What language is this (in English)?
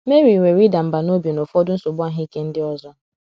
Igbo